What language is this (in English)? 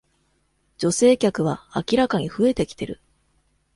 Japanese